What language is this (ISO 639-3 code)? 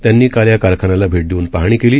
mar